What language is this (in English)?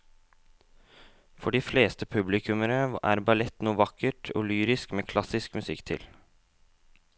Norwegian